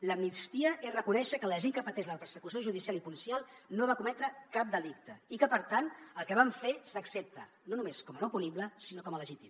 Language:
Catalan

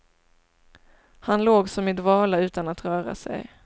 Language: Swedish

